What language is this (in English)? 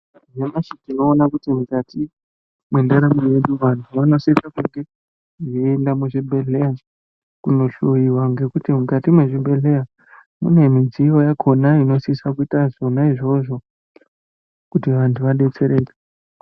Ndau